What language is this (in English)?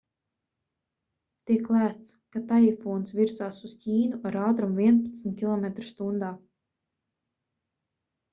Latvian